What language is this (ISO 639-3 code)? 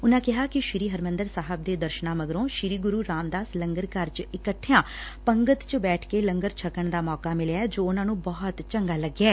pan